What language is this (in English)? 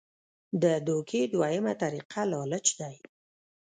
Pashto